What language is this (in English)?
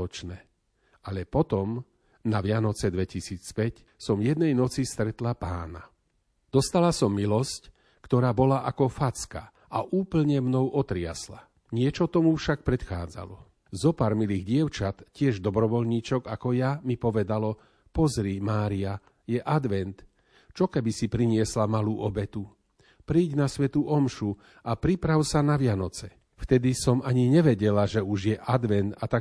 Slovak